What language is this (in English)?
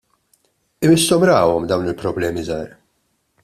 Maltese